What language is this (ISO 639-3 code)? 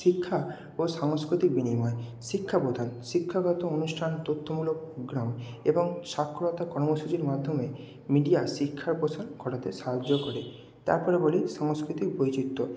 ben